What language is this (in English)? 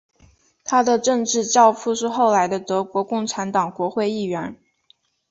Chinese